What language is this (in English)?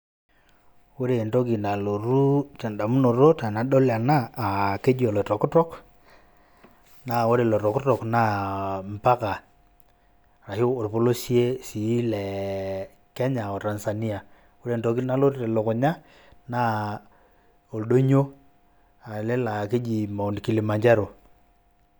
Masai